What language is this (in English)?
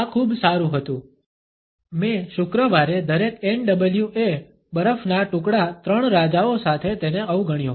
Gujarati